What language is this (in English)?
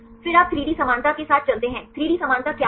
Hindi